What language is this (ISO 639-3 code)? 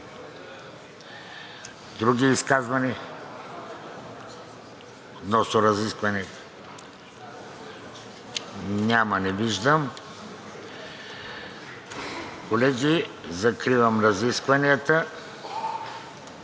bul